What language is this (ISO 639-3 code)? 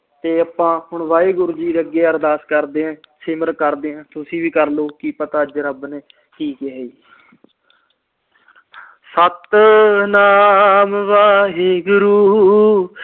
pan